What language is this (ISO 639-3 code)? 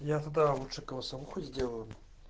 rus